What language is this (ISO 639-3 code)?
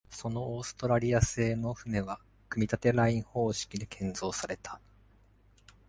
jpn